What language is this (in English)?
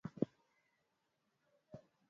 Swahili